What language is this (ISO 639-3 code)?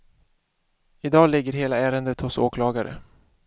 swe